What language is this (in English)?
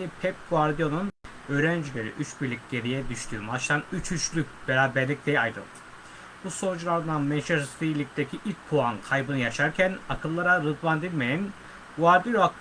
Turkish